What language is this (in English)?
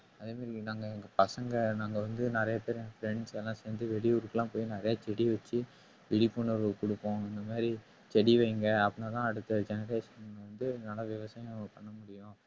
Tamil